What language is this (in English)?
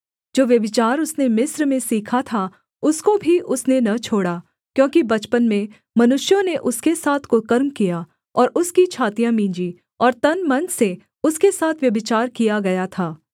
Hindi